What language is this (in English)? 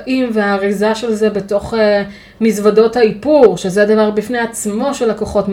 Hebrew